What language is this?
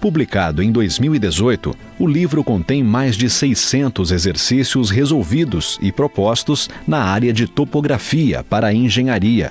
Portuguese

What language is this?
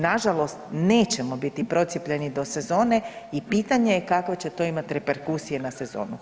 Croatian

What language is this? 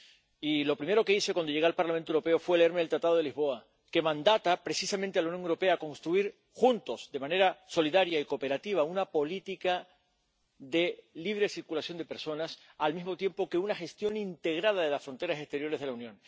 Spanish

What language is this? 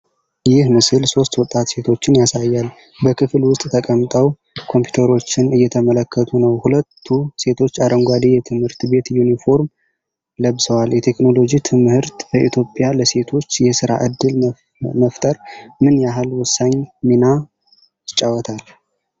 Amharic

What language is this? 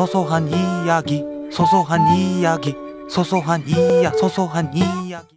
Korean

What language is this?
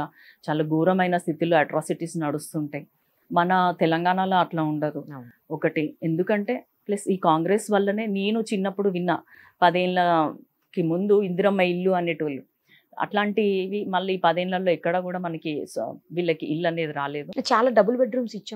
Telugu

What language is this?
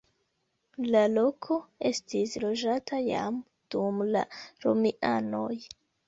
Esperanto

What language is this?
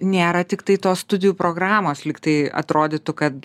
Lithuanian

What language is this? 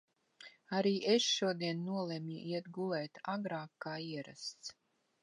Latvian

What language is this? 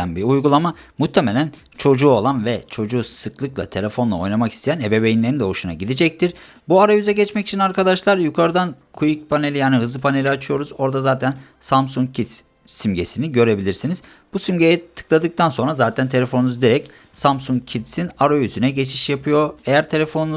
Turkish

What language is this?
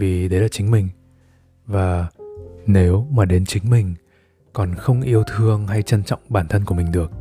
Vietnamese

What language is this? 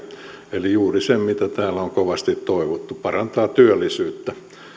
Finnish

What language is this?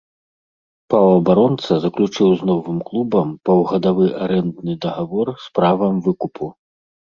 Belarusian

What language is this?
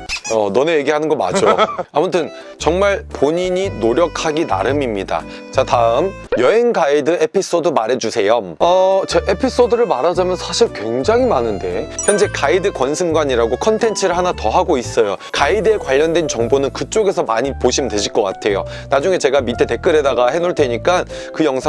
Korean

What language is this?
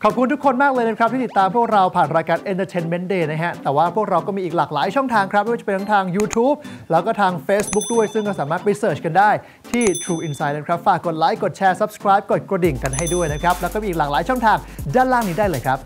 Thai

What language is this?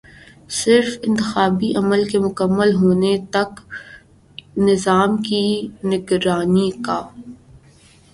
Urdu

